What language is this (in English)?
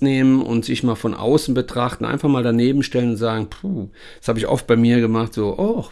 German